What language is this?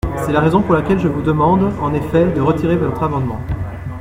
French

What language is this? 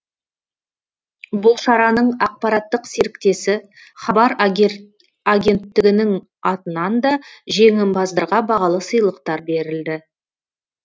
Kazakh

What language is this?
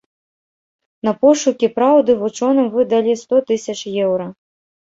Belarusian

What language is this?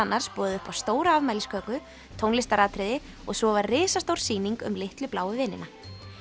Icelandic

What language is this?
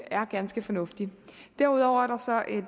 Danish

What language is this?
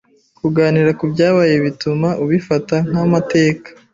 Kinyarwanda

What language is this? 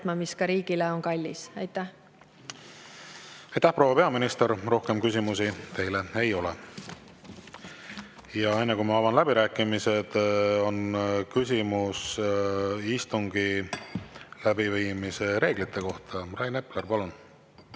Estonian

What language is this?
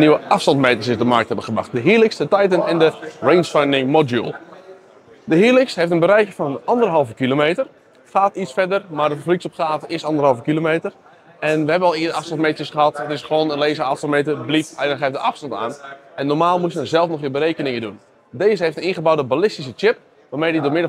Dutch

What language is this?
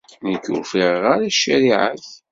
Kabyle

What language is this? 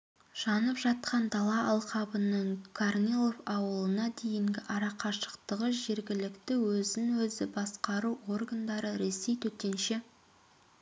Kazakh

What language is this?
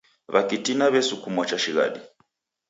Taita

